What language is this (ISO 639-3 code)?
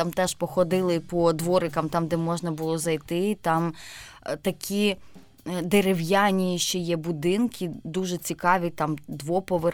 ukr